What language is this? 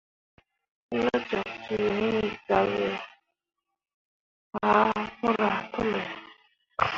Mundang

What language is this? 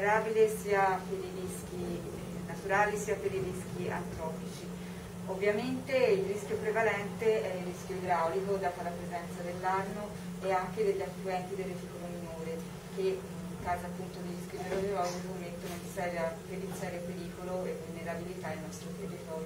Italian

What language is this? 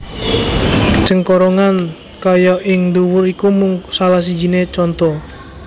Javanese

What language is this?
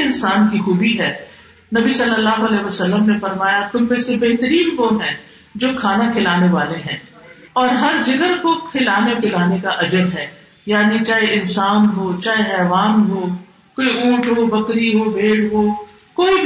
Urdu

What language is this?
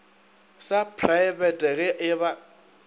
Northern Sotho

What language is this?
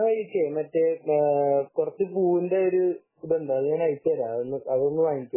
Malayalam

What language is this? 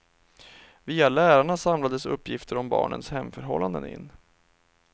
Swedish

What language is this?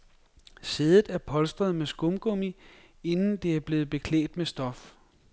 Danish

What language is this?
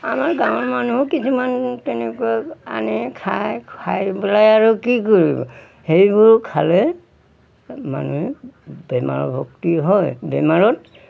Assamese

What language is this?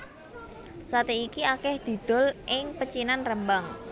Javanese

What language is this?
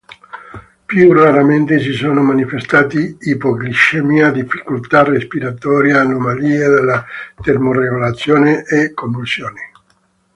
Italian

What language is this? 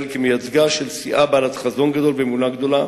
Hebrew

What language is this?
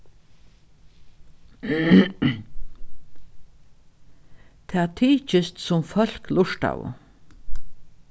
Faroese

